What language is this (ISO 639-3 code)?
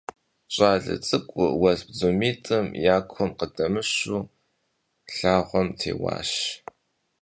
kbd